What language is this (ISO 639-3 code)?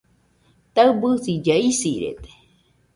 hux